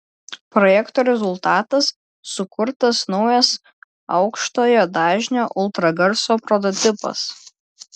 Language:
Lithuanian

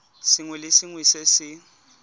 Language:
Tswana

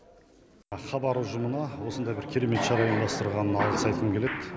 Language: Kazakh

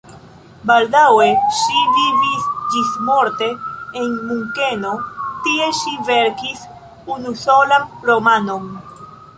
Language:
Esperanto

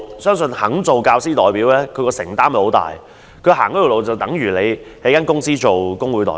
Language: Cantonese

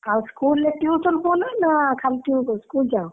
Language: Odia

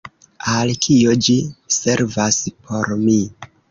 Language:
Esperanto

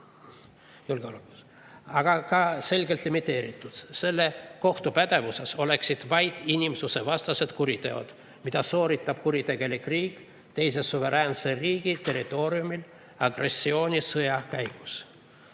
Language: Estonian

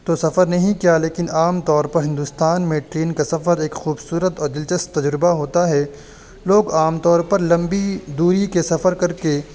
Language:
Urdu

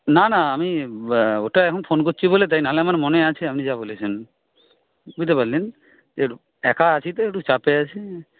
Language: Bangla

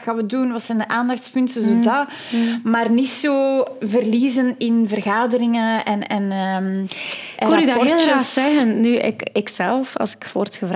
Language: Dutch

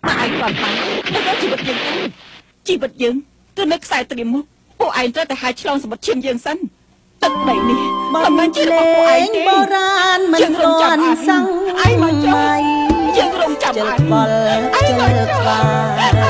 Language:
Thai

